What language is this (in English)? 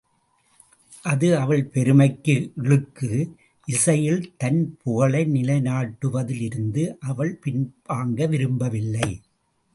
Tamil